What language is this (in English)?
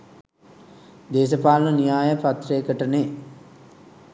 Sinhala